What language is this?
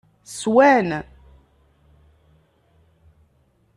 Kabyle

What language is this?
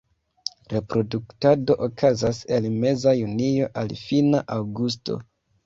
Esperanto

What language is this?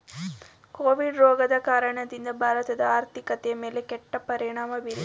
Kannada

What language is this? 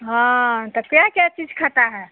Hindi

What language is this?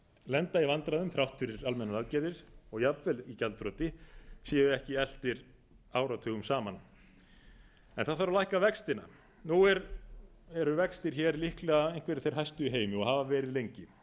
Icelandic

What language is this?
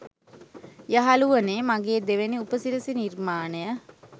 Sinhala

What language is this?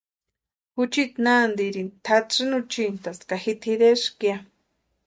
Western Highland Purepecha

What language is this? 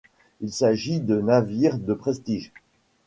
French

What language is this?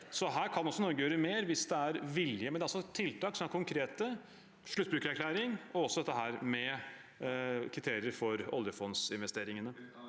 Norwegian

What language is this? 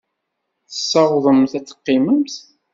Kabyle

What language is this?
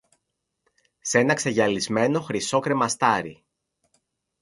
Greek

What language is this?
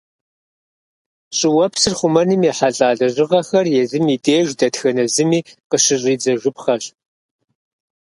Kabardian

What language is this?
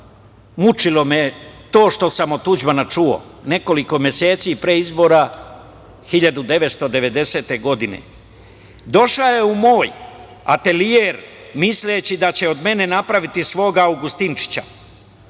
Serbian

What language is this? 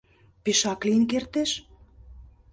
Mari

